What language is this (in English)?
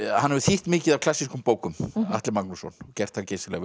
Icelandic